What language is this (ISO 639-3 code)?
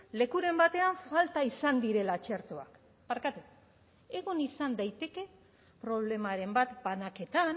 eus